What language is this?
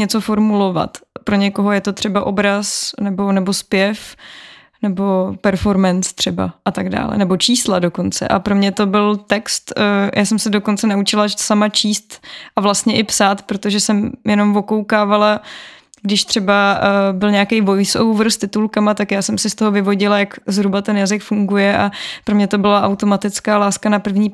Czech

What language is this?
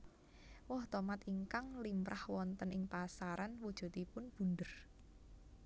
Javanese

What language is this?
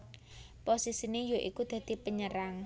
Javanese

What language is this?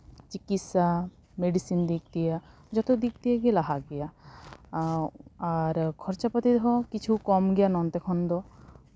Santali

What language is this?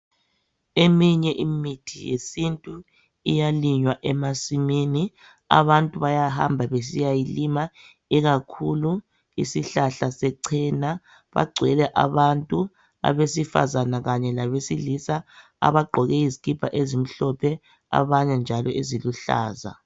North Ndebele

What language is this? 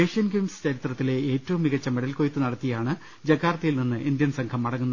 Malayalam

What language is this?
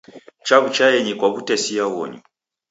Taita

